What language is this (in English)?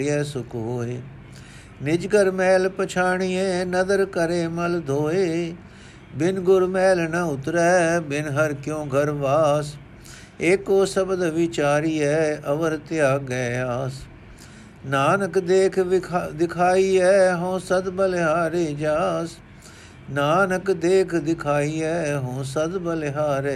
Punjabi